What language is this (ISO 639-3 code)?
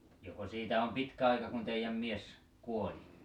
fin